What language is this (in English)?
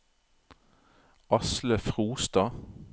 Norwegian